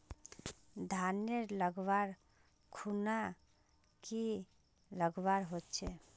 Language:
Magahi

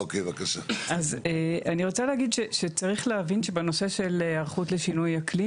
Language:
Hebrew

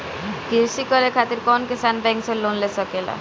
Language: Bhojpuri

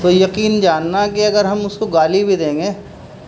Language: Urdu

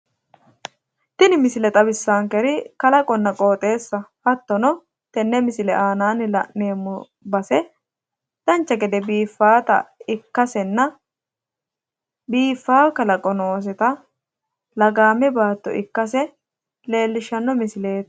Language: Sidamo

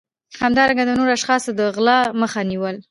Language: Pashto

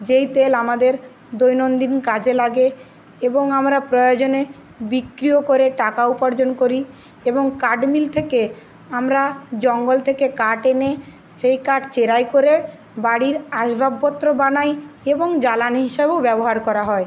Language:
Bangla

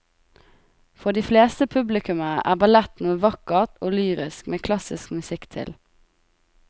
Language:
Norwegian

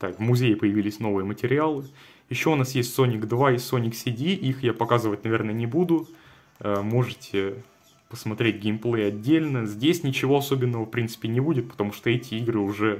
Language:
Russian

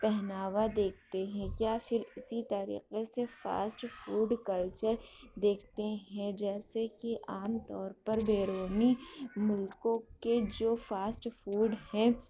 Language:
Urdu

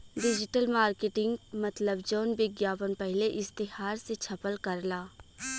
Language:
Bhojpuri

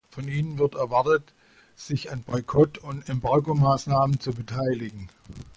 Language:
German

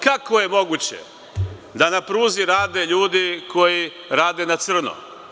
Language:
Serbian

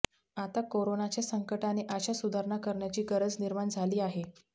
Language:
Marathi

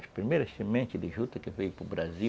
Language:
Portuguese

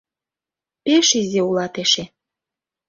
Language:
Mari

